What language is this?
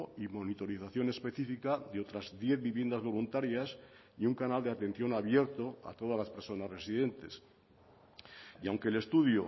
Spanish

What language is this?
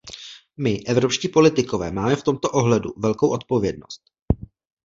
Czech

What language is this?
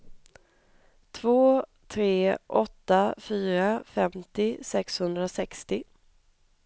Swedish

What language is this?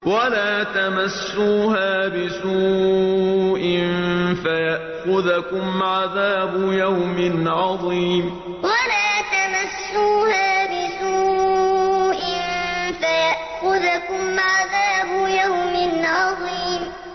Arabic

